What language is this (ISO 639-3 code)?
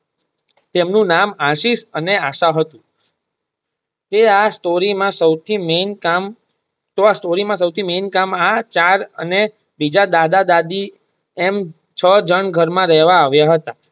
guj